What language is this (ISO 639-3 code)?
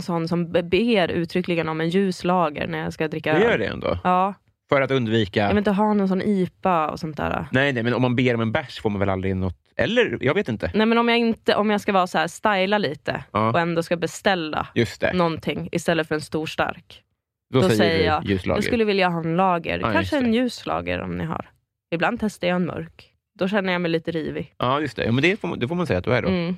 swe